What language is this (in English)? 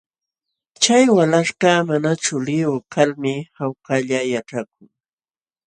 Jauja Wanca Quechua